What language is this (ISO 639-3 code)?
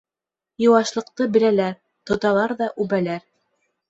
bak